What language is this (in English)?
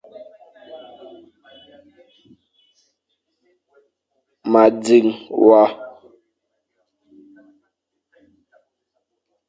Fang